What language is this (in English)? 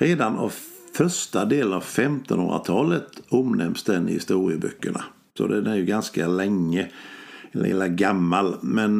Swedish